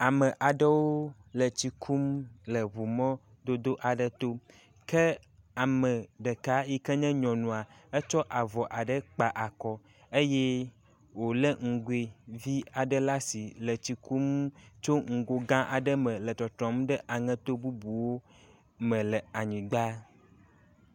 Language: Ewe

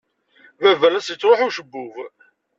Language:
Kabyle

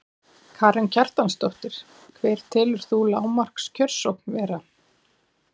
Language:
Icelandic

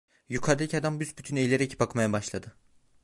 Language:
Turkish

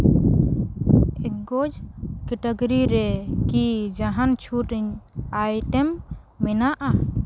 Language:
Santali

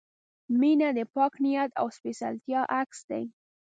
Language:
Pashto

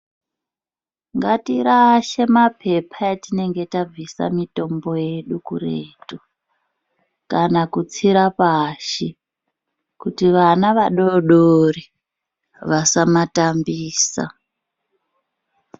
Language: Ndau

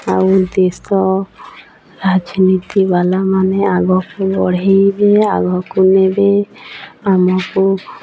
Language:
Odia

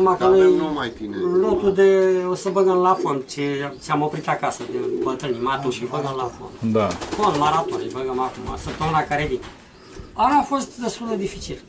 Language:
Romanian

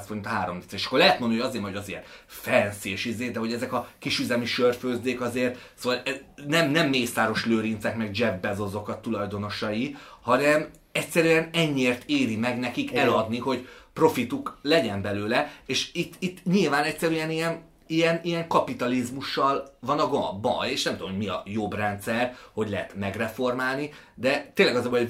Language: Hungarian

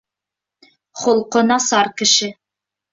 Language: Bashkir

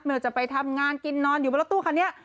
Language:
Thai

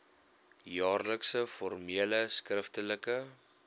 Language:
Afrikaans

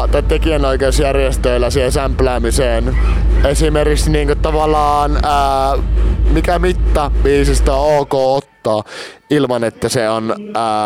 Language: Finnish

